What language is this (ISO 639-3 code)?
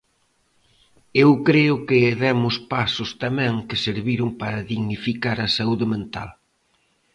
glg